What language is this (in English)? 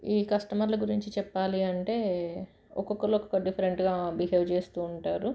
Telugu